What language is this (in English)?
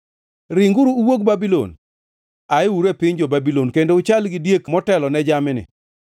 Luo (Kenya and Tanzania)